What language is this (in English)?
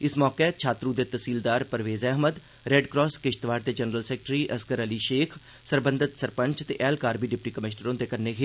Dogri